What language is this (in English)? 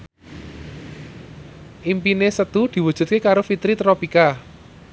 Javanese